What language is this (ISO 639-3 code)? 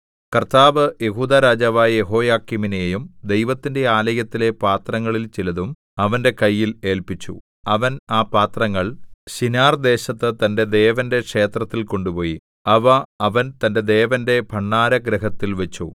mal